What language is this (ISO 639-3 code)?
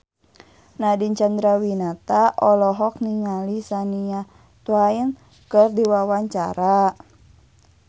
sun